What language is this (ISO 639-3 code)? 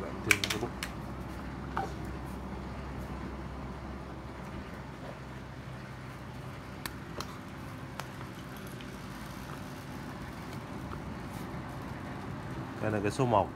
vie